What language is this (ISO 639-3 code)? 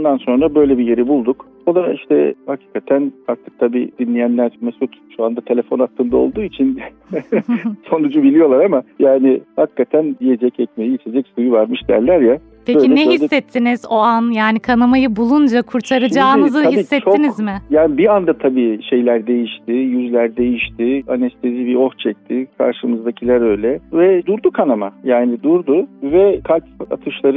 tur